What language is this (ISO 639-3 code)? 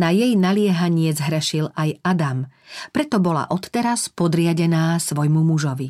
slk